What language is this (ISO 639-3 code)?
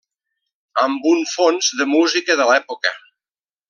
cat